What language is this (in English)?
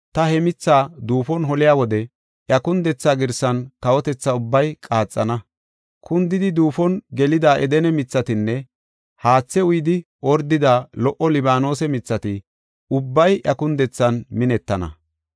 Gofa